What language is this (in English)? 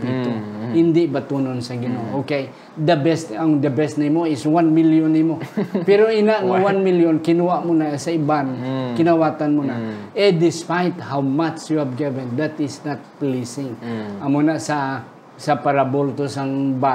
Filipino